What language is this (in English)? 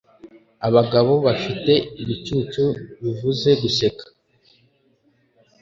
Kinyarwanda